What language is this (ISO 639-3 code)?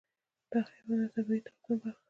pus